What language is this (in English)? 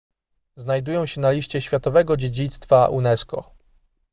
Polish